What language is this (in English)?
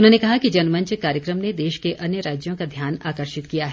Hindi